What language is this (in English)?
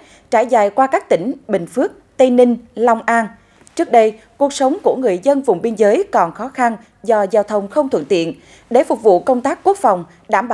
Vietnamese